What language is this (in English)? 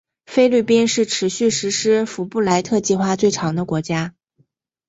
Chinese